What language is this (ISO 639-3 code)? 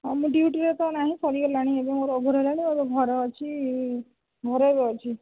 ori